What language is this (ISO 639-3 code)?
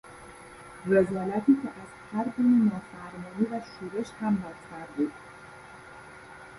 fas